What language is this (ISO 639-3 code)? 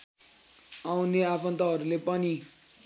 nep